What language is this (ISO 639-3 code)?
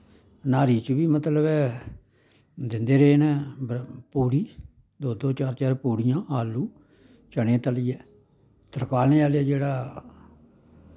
doi